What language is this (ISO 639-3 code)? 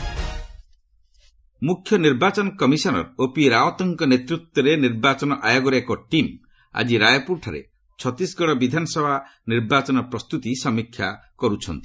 ori